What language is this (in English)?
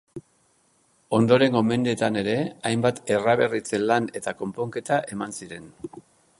Basque